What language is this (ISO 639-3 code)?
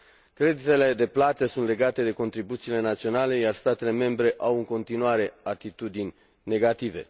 ron